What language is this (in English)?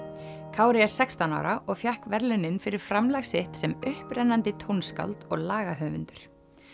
Icelandic